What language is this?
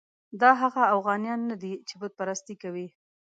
Pashto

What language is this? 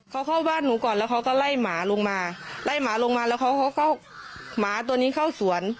Thai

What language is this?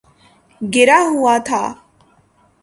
Urdu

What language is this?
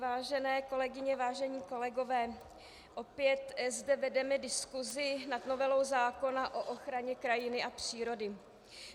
Czech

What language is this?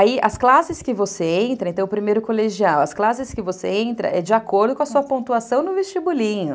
Portuguese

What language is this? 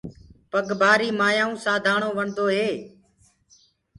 Gurgula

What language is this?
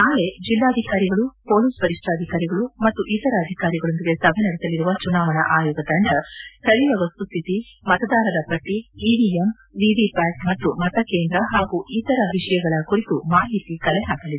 Kannada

